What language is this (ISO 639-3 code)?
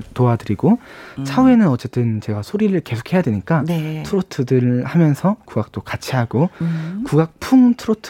kor